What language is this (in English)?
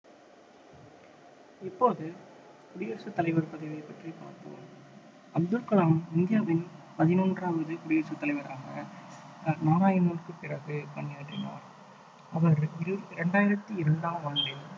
Tamil